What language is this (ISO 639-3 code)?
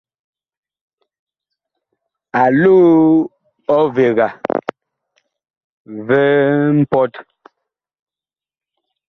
bkh